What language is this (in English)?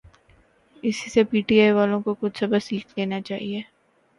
Urdu